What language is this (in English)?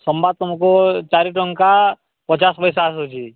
Odia